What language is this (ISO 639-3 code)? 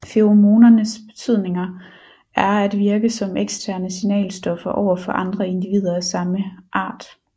dan